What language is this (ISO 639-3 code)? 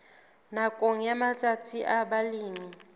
sot